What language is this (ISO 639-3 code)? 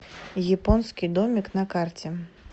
rus